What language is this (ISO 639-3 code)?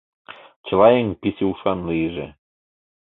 chm